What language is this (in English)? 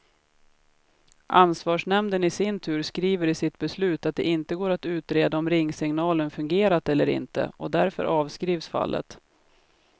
Swedish